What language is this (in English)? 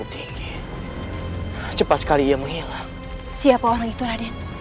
Indonesian